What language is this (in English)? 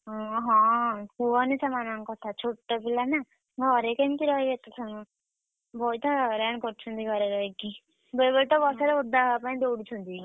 Odia